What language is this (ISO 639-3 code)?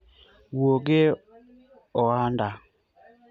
luo